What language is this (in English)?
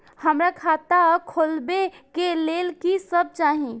Maithili